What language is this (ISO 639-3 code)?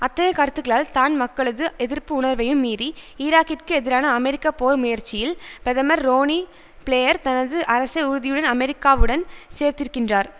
tam